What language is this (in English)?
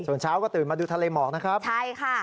Thai